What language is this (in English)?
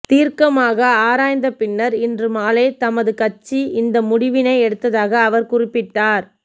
Tamil